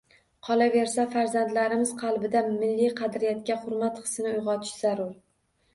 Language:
Uzbek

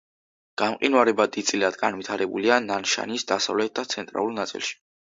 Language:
Georgian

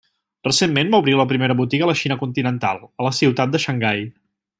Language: Catalan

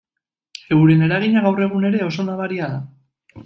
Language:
Basque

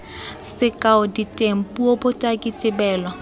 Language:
Tswana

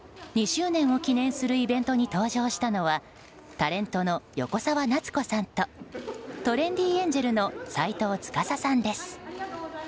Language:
Japanese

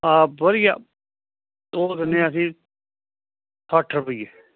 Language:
Punjabi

